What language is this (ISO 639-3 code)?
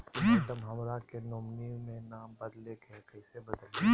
mag